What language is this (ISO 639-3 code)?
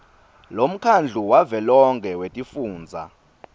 ssw